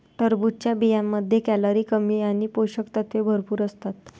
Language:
Marathi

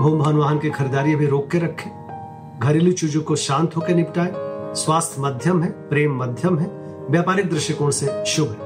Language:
Hindi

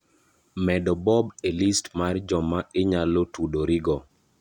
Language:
Luo (Kenya and Tanzania)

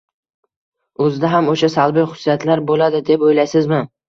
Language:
Uzbek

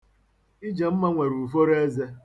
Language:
Igbo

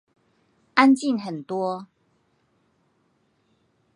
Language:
Chinese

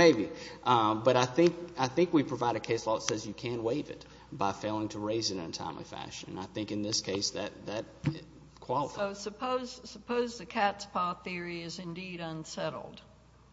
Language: English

